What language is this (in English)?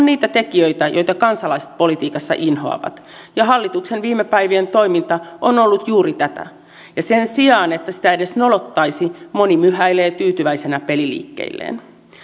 Finnish